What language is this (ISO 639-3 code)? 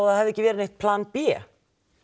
isl